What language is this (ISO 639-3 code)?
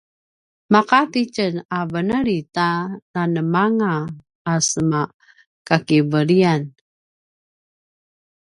pwn